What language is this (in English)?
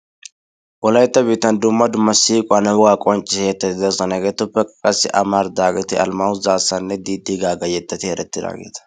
Wolaytta